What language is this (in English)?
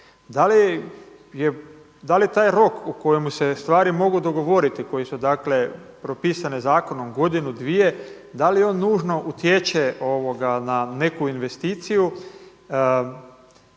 Croatian